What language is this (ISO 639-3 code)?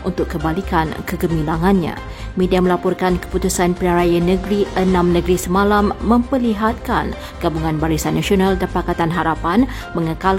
msa